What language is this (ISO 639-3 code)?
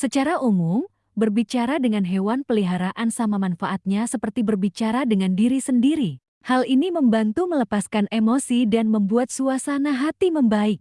ind